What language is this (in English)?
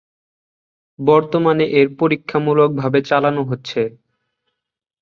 Bangla